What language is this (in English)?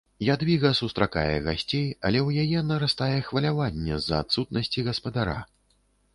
Belarusian